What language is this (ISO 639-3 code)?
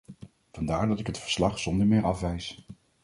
nld